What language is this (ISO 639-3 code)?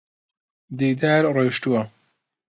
ckb